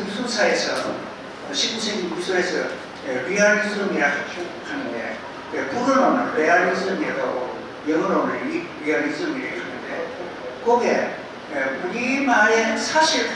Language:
Korean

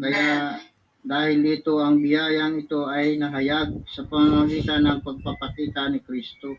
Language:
Filipino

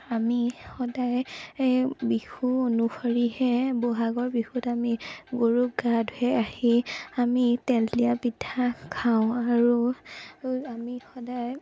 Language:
Assamese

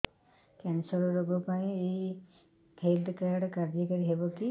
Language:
Odia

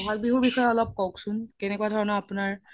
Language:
Assamese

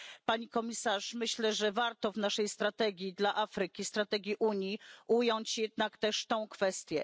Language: Polish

